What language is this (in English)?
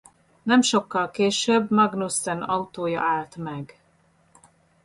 Hungarian